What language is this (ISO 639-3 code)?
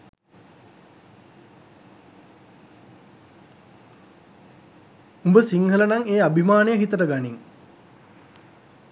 sin